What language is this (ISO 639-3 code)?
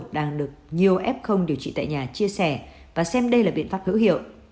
vie